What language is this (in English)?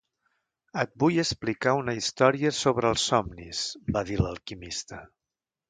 Catalan